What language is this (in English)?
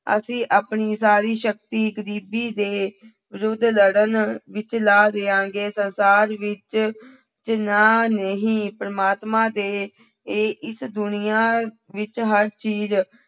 Punjabi